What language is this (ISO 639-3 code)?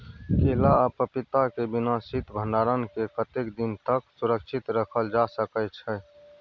mai